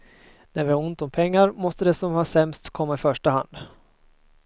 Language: Swedish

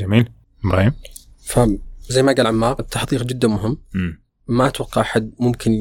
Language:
Arabic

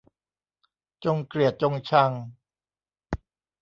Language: Thai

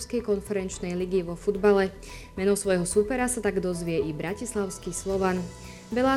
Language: Slovak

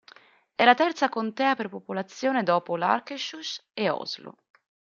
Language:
Italian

